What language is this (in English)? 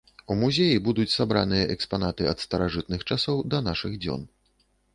Belarusian